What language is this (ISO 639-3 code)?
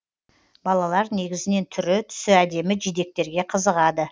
kaz